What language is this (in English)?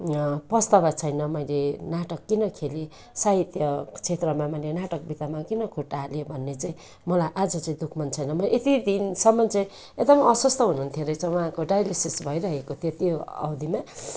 Nepali